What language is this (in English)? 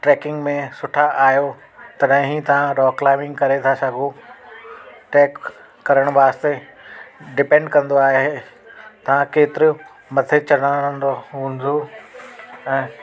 Sindhi